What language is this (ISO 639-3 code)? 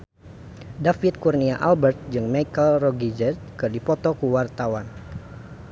sun